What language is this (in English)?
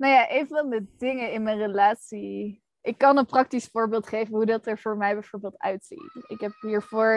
Dutch